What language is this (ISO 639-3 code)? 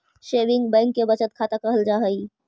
mag